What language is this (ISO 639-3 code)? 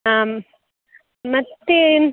kan